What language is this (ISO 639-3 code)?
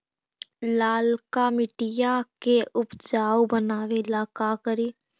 mag